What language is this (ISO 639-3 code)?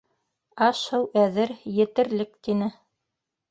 bak